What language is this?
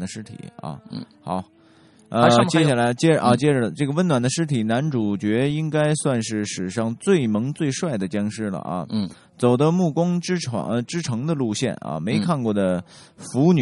Chinese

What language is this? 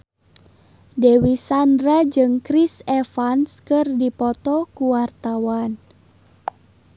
Sundanese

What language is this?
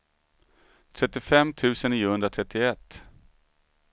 Swedish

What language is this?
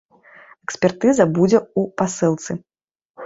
Belarusian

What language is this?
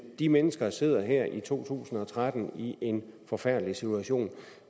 Danish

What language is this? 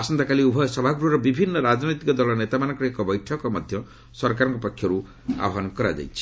Odia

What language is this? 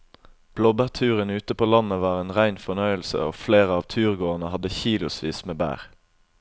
Norwegian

